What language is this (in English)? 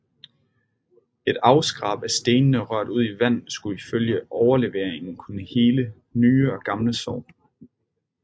Danish